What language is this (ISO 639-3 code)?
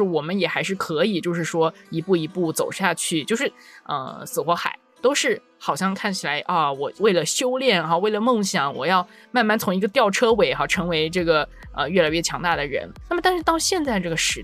zho